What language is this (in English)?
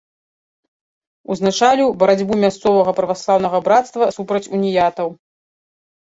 Belarusian